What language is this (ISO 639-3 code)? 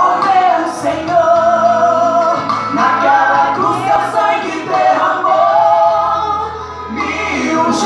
por